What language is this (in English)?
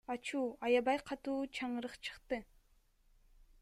Kyrgyz